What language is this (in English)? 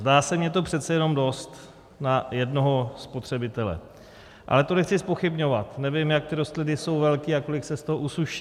Czech